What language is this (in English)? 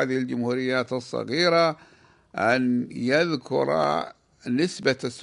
Arabic